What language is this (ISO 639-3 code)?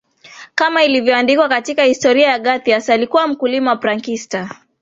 swa